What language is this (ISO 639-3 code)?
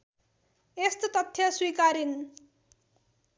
nep